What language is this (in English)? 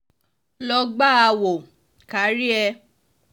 Yoruba